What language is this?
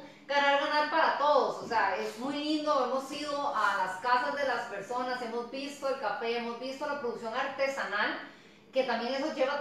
Spanish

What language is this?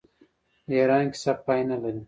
Pashto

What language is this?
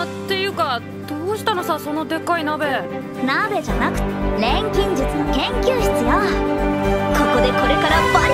Japanese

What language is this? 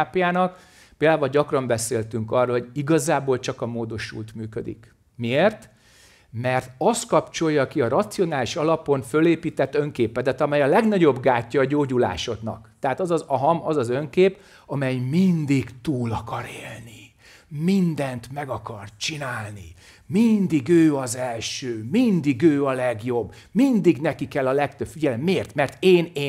Hungarian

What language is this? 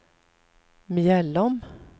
Swedish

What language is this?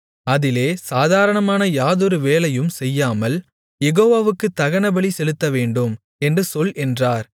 Tamil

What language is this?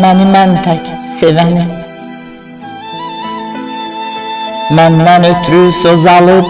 Turkish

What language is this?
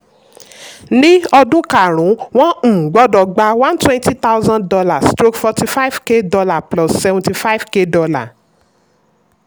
Yoruba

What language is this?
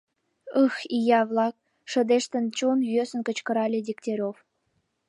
Mari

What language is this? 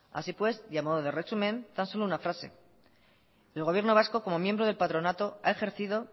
Spanish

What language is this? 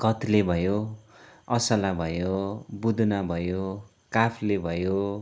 Nepali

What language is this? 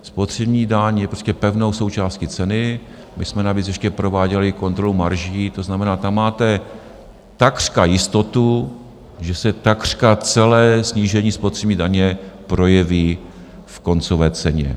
Czech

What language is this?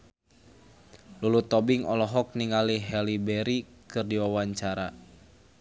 Sundanese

